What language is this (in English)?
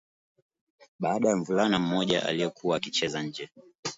Swahili